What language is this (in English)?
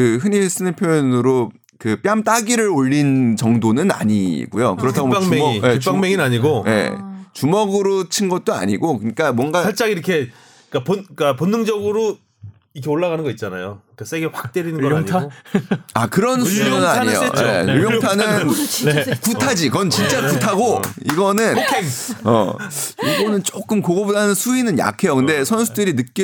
Korean